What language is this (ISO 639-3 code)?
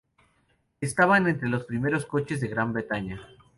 spa